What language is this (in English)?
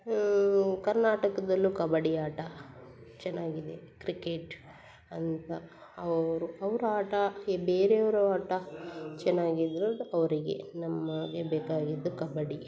Kannada